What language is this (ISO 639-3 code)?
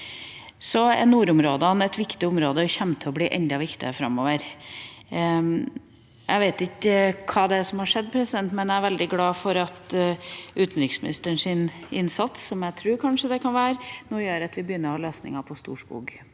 nor